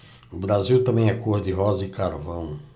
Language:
Portuguese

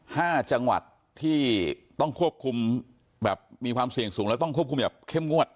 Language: Thai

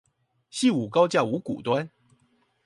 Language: Chinese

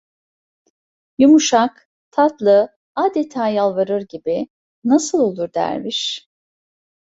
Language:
Turkish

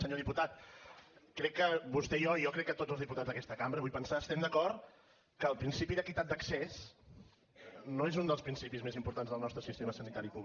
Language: Catalan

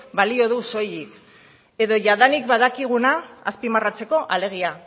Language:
Basque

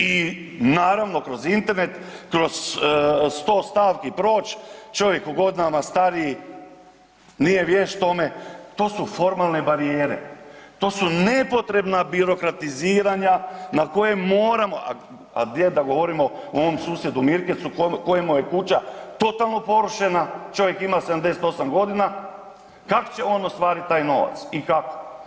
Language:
Croatian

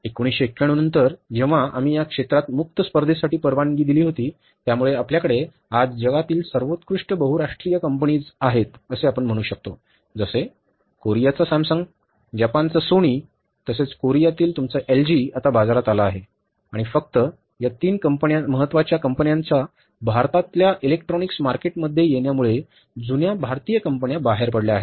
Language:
Marathi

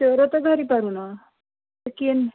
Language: Odia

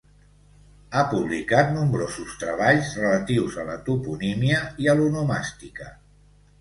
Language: Catalan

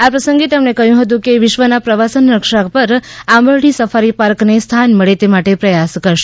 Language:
Gujarati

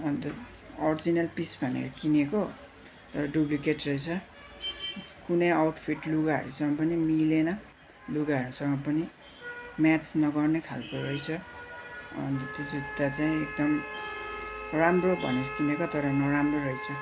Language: Nepali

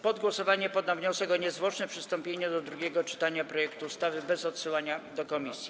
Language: Polish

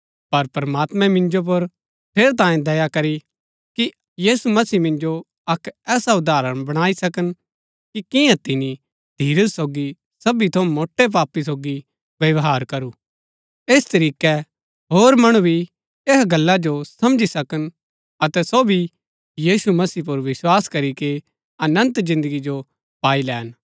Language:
Gaddi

